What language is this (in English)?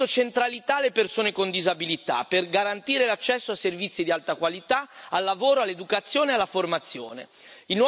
Italian